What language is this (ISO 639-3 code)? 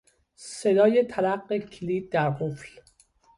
fas